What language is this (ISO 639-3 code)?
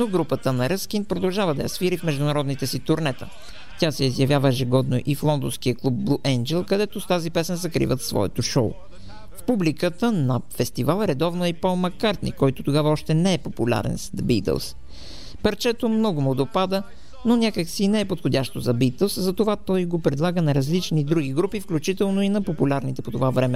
bul